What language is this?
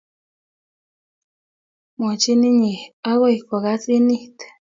Kalenjin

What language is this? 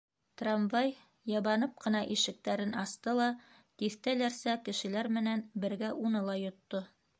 Bashkir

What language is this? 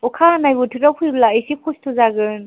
Bodo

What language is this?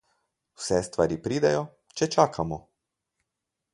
Slovenian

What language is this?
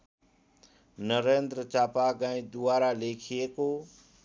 Nepali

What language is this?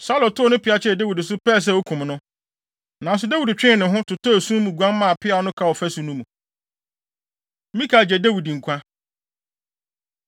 Akan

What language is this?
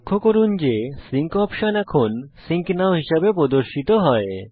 Bangla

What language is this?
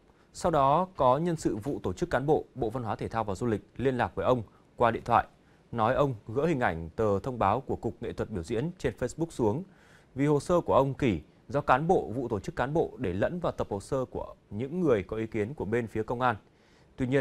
Vietnamese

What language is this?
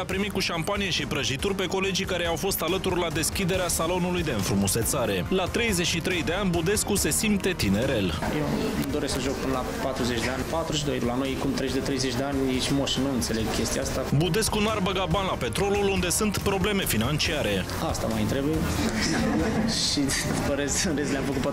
Romanian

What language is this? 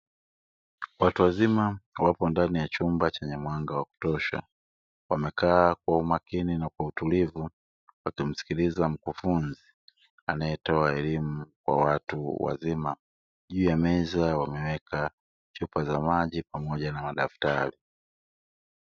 Swahili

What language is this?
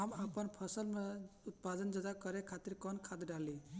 Bhojpuri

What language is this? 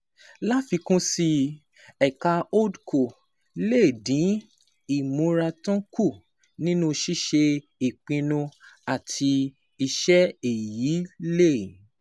Yoruba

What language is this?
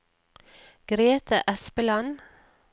Norwegian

